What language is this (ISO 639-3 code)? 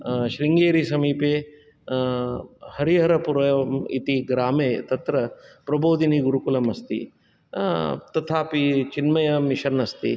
san